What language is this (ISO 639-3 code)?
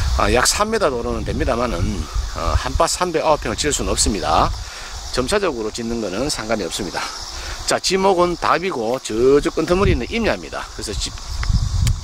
kor